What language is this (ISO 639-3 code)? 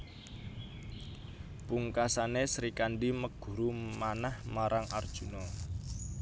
jav